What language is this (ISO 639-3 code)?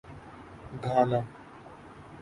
urd